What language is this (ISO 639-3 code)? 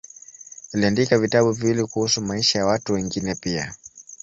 swa